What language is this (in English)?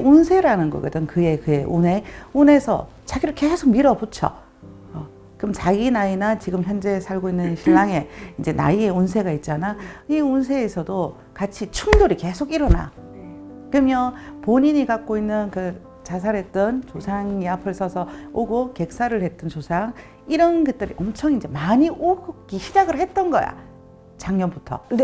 Korean